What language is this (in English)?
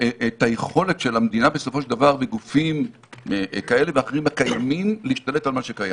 Hebrew